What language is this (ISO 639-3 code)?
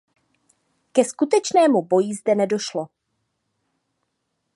ces